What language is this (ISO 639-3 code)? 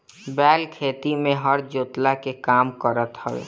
bho